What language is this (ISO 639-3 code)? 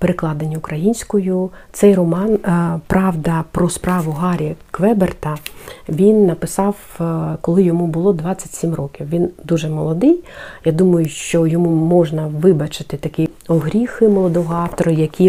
ukr